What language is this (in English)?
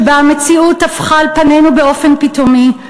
Hebrew